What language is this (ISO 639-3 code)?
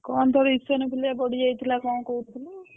ori